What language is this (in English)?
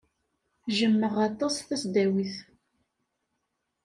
Kabyle